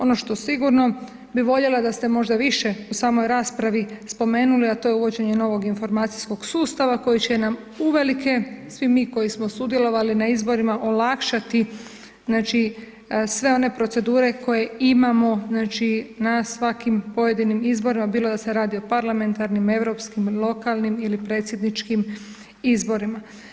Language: Croatian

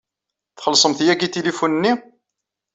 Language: Kabyle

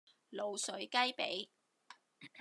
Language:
Cantonese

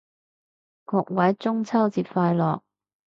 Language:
Cantonese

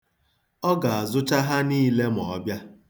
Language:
Igbo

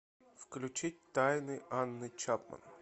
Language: Russian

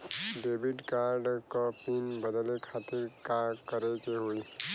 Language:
Bhojpuri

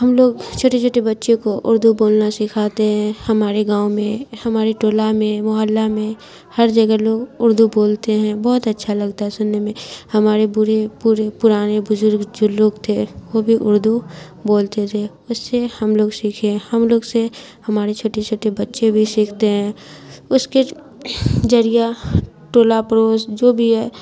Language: Urdu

